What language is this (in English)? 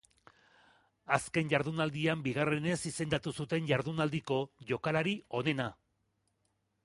Basque